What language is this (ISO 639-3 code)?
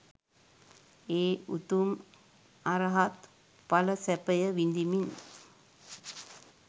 sin